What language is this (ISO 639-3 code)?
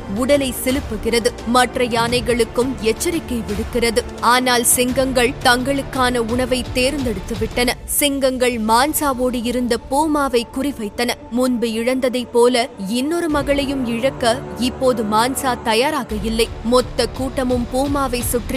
tam